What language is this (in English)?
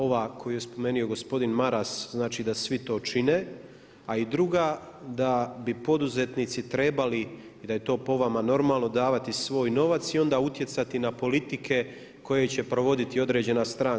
Croatian